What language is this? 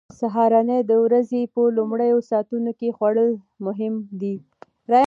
Pashto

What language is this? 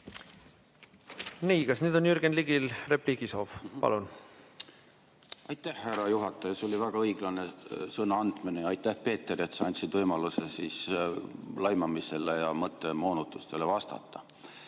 Estonian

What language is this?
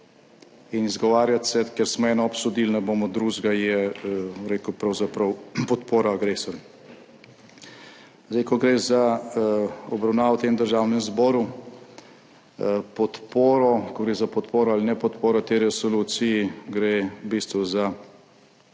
Slovenian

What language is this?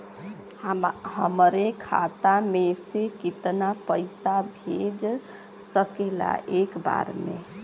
Bhojpuri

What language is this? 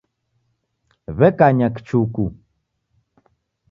Taita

